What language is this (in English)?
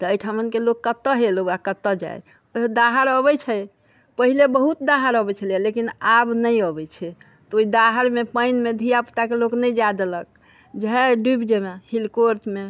Maithili